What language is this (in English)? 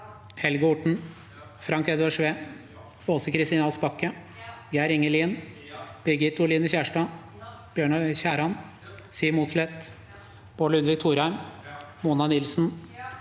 Norwegian